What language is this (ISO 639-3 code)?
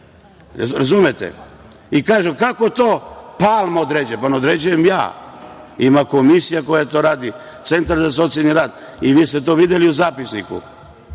srp